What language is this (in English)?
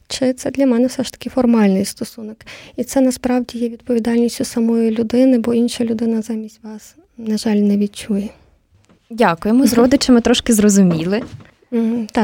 Ukrainian